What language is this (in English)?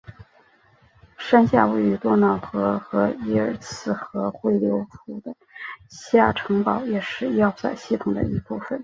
Chinese